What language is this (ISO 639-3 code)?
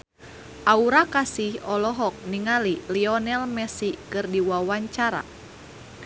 sun